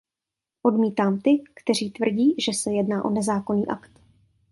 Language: Czech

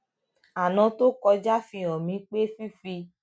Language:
Yoruba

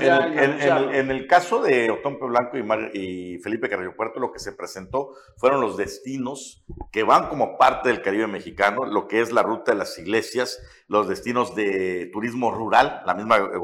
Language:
Spanish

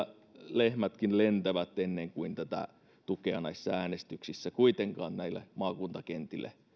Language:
Finnish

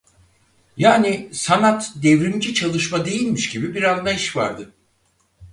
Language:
Turkish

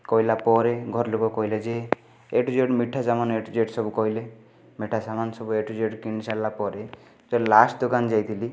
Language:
Odia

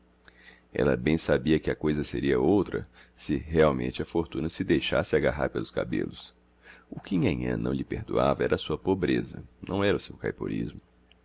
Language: Portuguese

